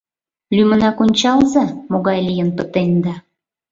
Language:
Mari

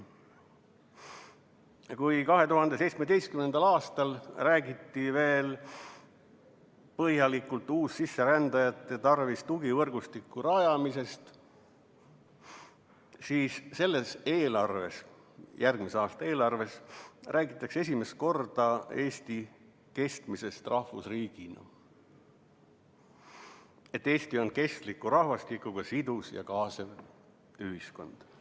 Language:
Estonian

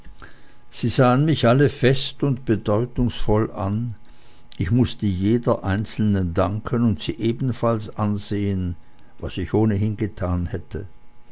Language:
German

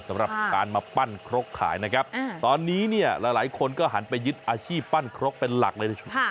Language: Thai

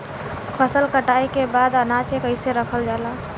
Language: Bhojpuri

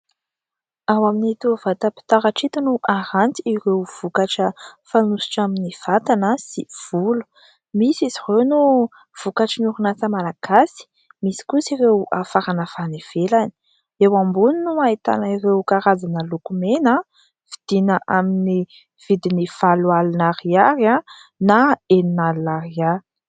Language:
Malagasy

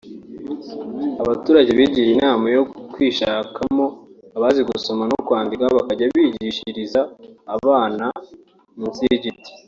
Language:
Kinyarwanda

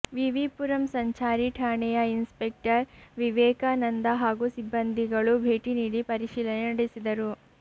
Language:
Kannada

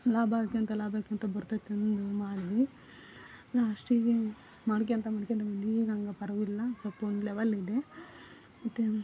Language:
Kannada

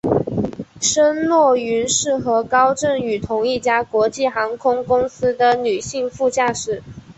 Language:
Chinese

